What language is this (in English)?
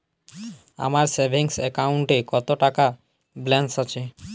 Bangla